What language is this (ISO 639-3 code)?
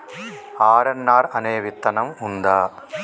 tel